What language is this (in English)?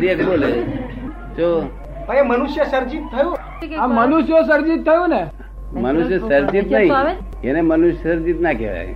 Gujarati